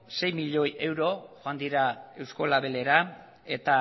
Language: Basque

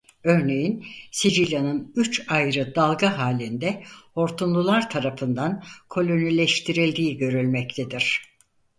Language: Turkish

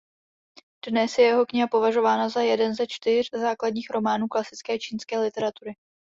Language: Czech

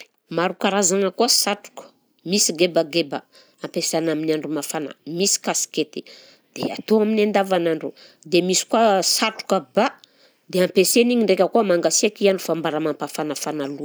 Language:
Southern Betsimisaraka Malagasy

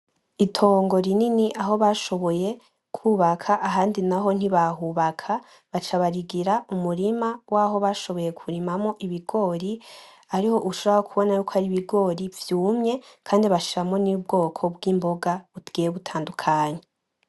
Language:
Rundi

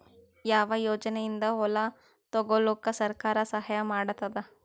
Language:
Kannada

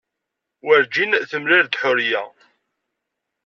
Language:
Kabyle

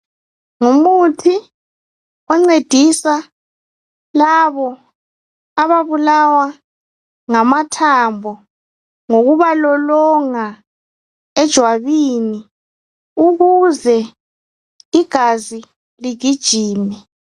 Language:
North Ndebele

